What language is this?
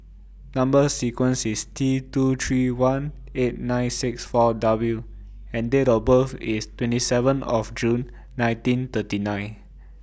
English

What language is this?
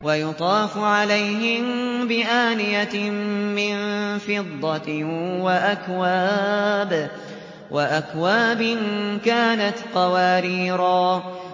Arabic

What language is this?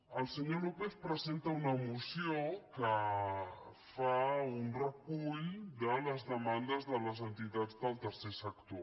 Catalan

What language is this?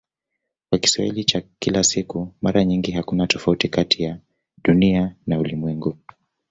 Swahili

